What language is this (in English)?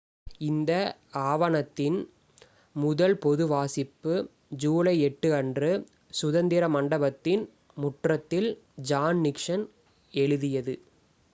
Tamil